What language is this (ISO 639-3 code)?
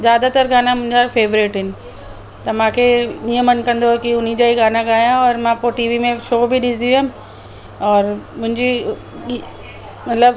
snd